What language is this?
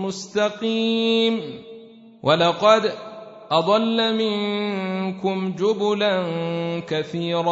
Arabic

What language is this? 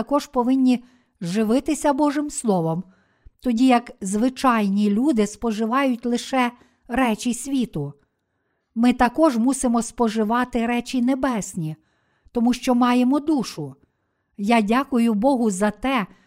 Ukrainian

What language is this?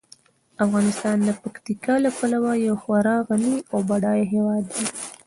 Pashto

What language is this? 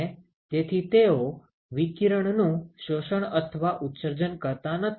Gujarati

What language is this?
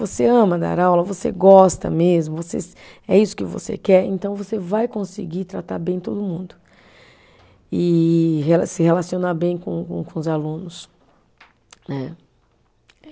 Portuguese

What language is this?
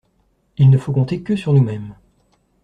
French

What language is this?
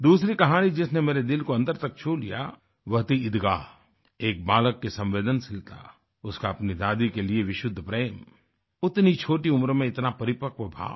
Hindi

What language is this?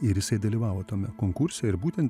Lithuanian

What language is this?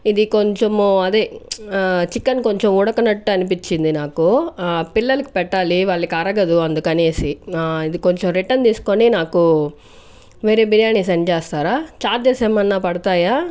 Telugu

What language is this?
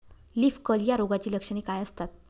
Marathi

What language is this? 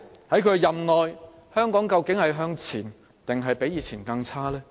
Cantonese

